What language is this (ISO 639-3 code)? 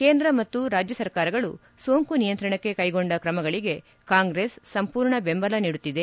kan